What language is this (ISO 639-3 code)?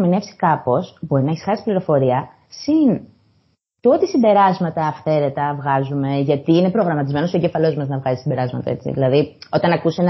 ell